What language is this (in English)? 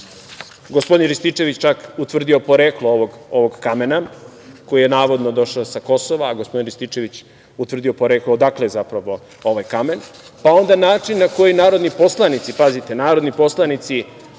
Serbian